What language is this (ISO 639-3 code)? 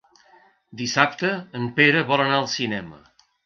cat